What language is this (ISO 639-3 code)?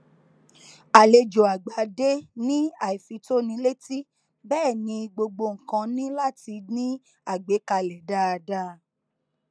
yor